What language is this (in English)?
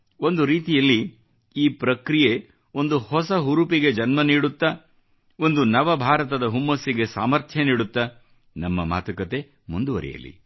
Kannada